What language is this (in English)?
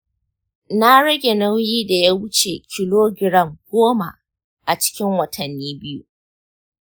Hausa